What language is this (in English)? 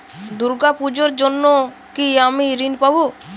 Bangla